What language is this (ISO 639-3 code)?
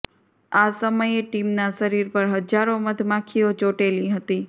guj